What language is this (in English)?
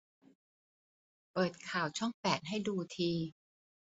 Thai